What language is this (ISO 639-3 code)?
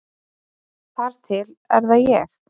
isl